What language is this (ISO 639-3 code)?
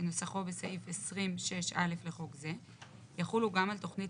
heb